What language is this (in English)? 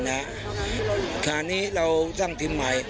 Thai